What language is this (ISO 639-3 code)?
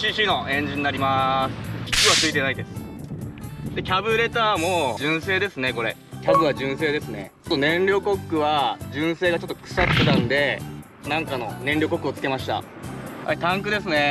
jpn